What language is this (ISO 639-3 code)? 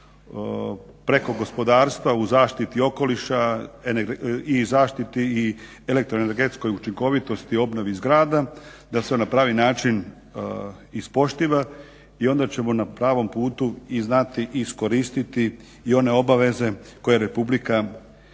hrv